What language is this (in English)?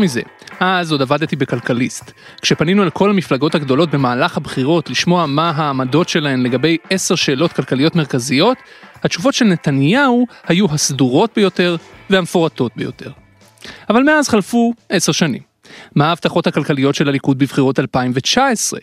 Hebrew